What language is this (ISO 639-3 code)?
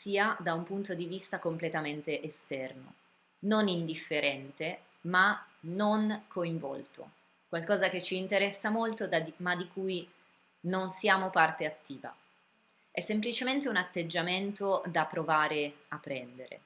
ita